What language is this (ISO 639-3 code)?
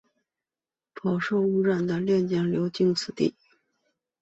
zho